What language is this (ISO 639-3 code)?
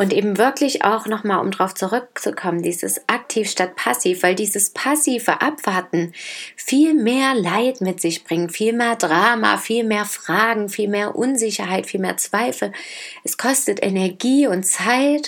deu